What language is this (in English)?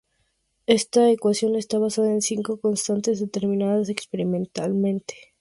Spanish